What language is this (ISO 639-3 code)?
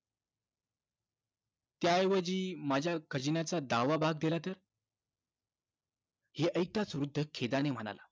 mar